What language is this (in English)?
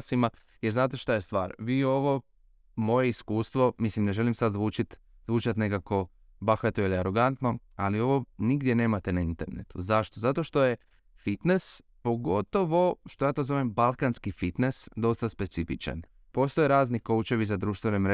Croatian